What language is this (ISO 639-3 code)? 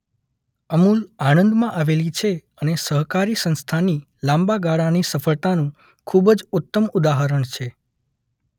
guj